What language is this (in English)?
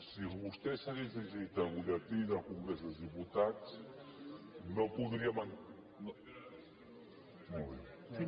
Catalan